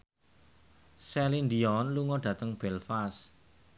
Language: Javanese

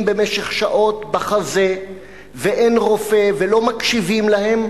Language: Hebrew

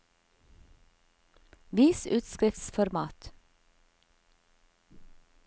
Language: Norwegian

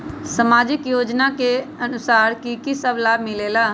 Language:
Magahi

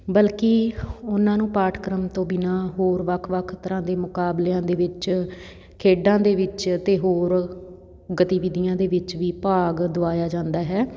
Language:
Punjabi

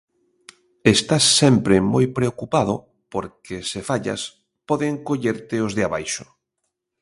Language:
Galician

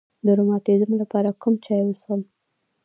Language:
Pashto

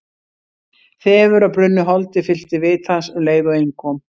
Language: Icelandic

